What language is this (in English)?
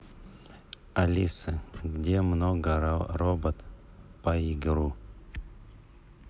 Russian